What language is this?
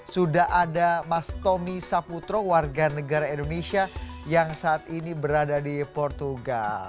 Indonesian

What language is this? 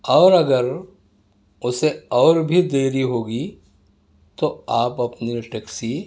Urdu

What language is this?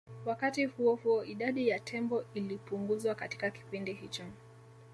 Swahili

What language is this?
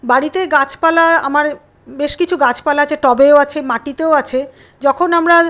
Bangla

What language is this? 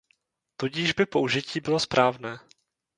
Czech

